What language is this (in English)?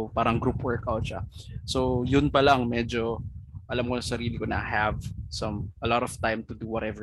Filipino